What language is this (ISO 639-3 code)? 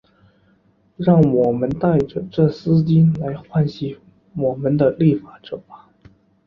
zho